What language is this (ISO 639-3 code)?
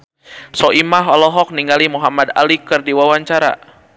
sun